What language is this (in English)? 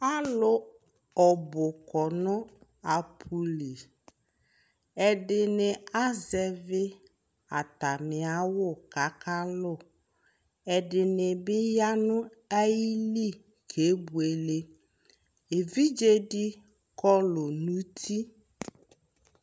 Ikposo